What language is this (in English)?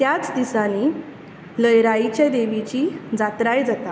Konkani